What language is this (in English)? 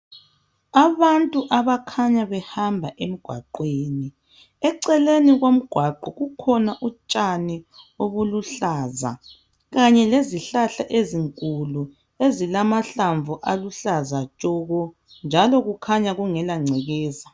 North Ndebele